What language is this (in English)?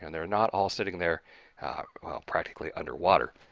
English